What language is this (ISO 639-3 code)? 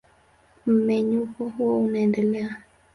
swa